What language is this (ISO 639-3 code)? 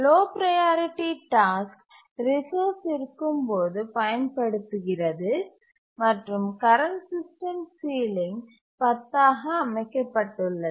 tam